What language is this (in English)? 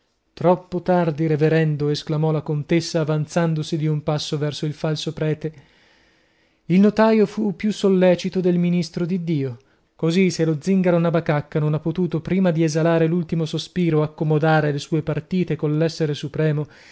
Italian